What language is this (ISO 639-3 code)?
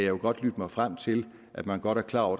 dan